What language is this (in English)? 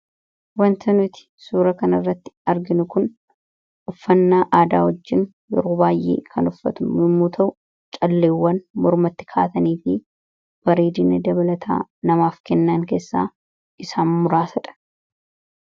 Oromo